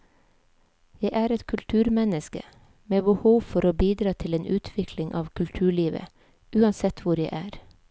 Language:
Norwegian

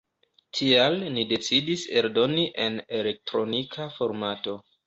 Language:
Esperanto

